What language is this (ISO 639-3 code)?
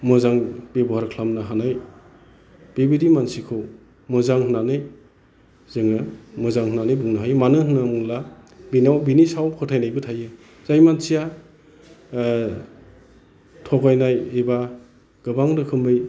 brx